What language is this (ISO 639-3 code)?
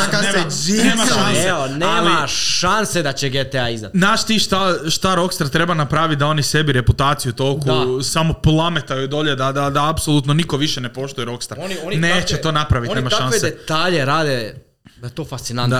hrv